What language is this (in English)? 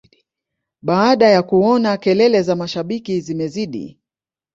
Swahili